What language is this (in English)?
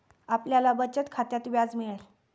Marathi